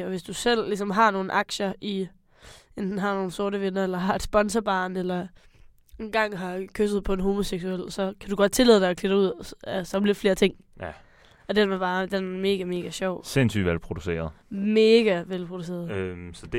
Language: Danish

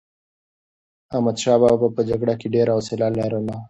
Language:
Pashto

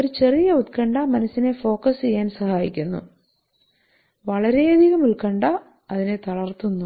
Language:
Malayalam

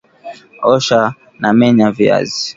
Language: Swahili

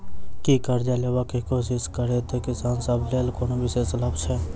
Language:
Maithili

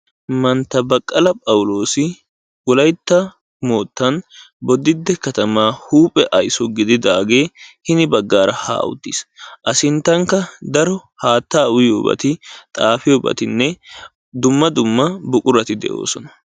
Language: Wolaytta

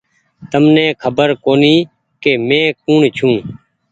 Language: Goaria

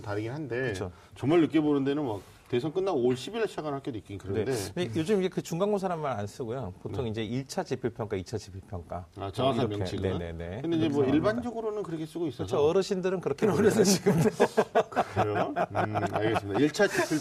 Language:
Korean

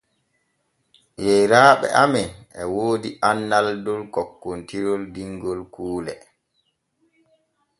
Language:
Borgu Fulfulde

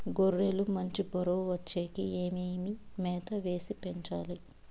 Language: Telugu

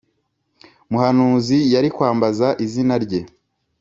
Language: Kinyarwanda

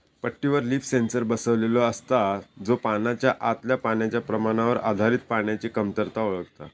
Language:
Marathi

